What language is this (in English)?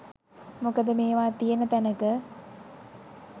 Sinhala